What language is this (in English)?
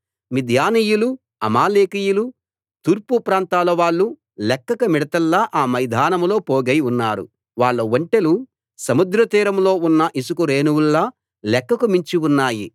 Telugu